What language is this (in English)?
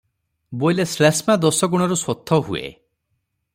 Odia